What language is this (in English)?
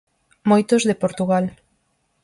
Galician